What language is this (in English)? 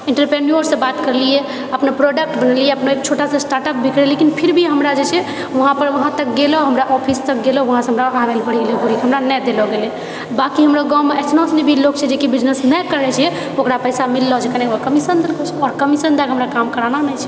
Maithili